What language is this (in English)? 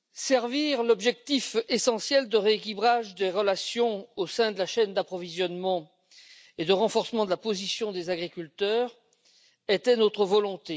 French